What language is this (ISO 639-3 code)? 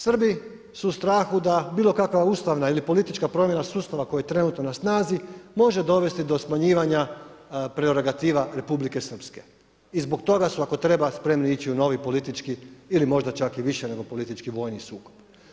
hrv